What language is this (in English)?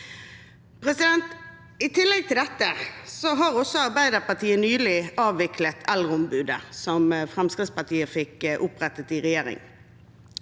Norwegian